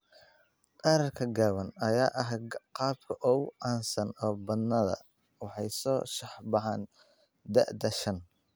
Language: Somali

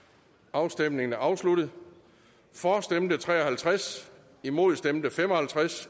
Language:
Danish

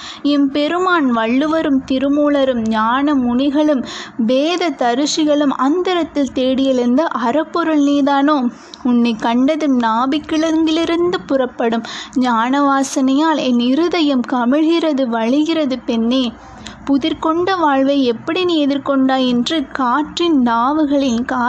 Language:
Tamil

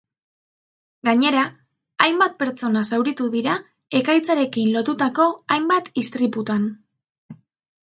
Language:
Basque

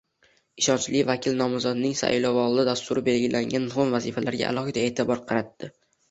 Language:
Uzbek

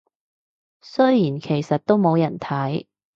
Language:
Cantonese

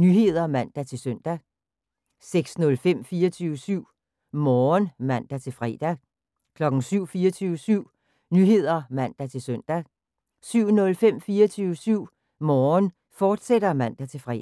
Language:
Danish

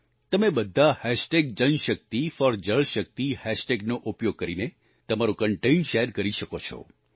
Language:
Gujarati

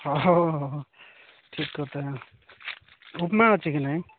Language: Odia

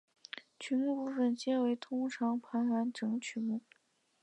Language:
Chinese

